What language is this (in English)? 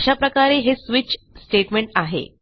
Marathi